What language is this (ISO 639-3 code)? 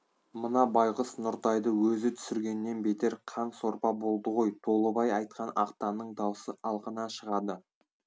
kaz